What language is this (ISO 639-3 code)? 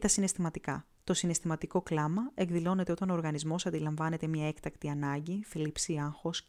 ell